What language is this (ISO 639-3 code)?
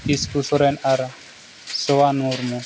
sat